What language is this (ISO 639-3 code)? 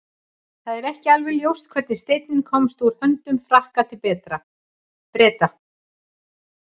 isl